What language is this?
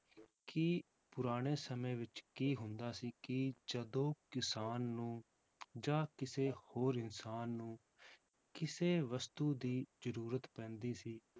Punjabi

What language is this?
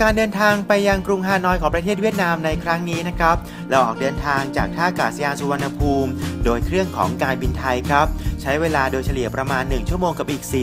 Thai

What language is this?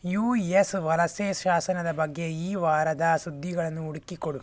Kannada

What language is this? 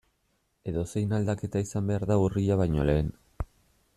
Basque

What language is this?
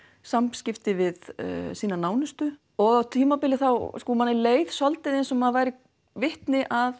Icelandic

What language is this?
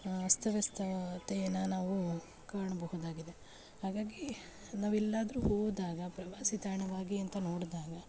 Kannada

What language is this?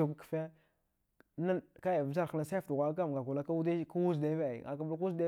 Dghwede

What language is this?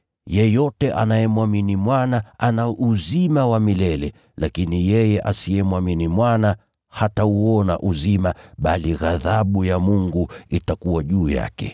Swahili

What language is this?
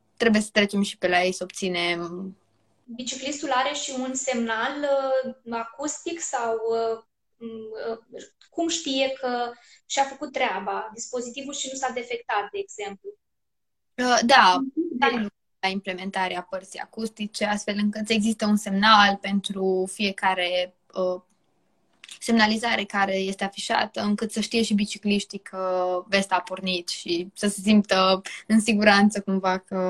Romanian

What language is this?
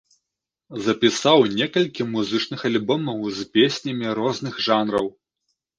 Belarusian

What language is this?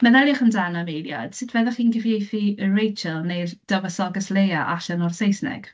Welsh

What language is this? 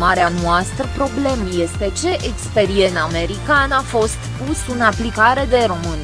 Romanian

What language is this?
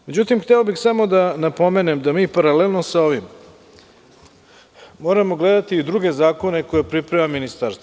Serbian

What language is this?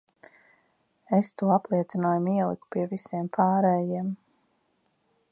Latvian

